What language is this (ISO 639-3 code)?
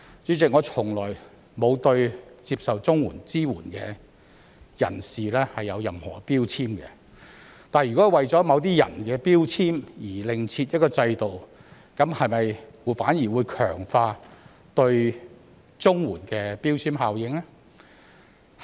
yue